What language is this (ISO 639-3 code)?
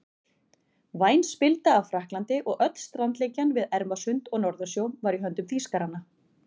isl